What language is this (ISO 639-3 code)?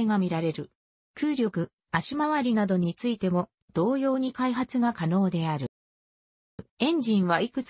jpn